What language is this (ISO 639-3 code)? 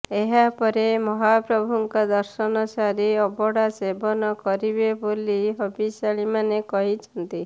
ori